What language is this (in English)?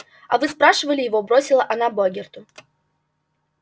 Russian